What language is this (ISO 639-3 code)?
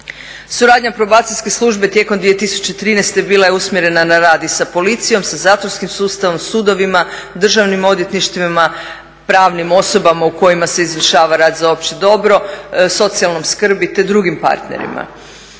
hrv